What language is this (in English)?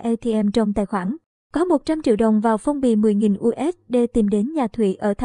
Vietnamese